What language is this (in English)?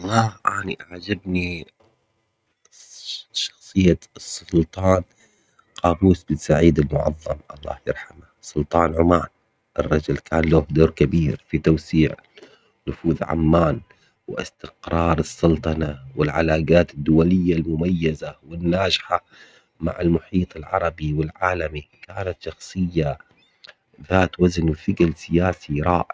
Omani Arabic